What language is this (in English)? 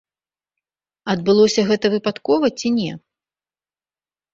Belarusian